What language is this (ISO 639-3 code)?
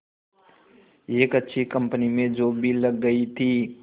hin